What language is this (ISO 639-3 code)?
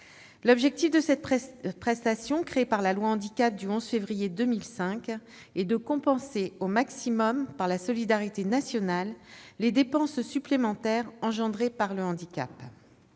fra